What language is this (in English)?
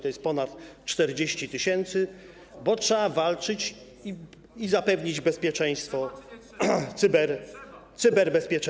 Polish